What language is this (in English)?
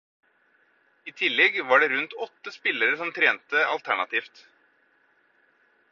Norwegian Bokmål